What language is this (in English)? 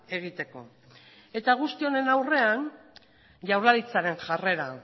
Basque